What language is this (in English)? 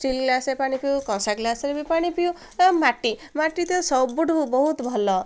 Odia